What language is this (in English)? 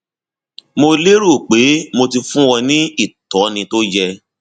Yoruba